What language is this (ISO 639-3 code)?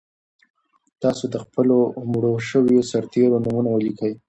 pus